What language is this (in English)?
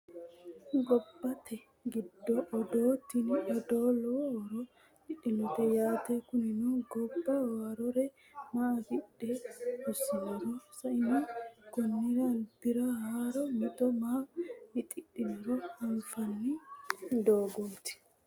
Sidamo